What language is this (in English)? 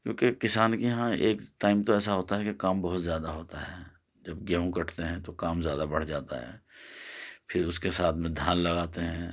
Urdu